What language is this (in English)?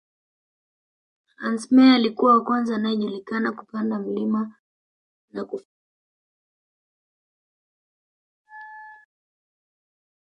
Swahili